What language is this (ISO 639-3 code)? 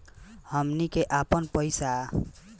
bho